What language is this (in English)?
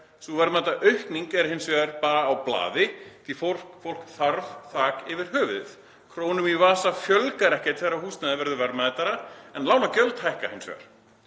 Icelandic